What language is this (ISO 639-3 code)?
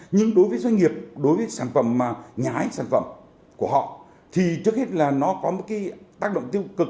vie